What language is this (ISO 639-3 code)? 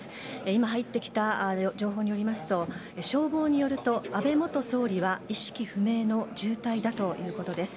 jpn